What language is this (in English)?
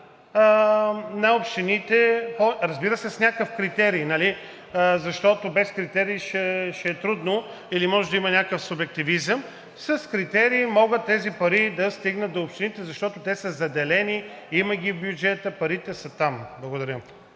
Bulgarian